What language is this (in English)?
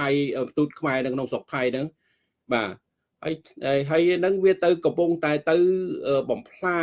Vietnamese